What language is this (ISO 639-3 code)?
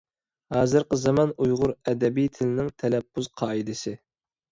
uig